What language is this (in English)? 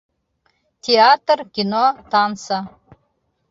Bashkir